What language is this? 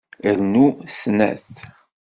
Kabyle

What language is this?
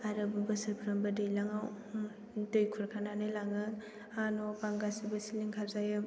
Bodo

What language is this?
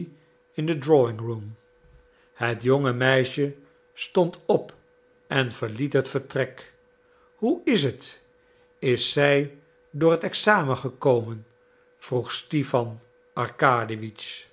Dutch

